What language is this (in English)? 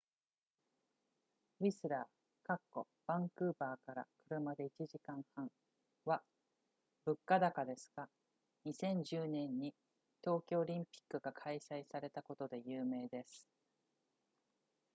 Japanese